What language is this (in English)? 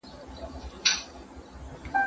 Pashto